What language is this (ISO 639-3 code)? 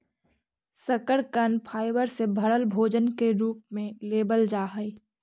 mag